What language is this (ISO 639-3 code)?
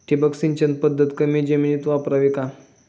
mar